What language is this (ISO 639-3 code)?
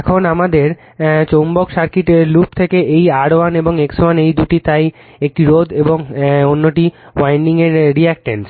ben